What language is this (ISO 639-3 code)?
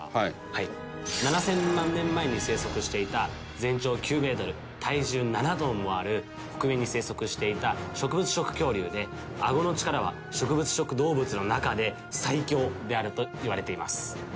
jpn